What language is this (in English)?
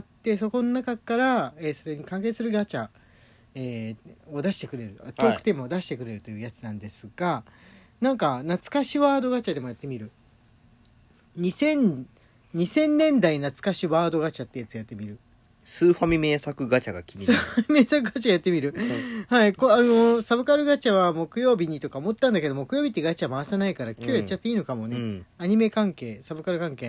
Japanese